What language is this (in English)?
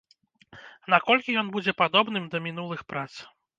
Belarusian